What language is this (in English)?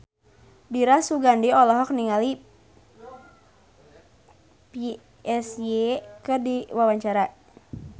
Sundanese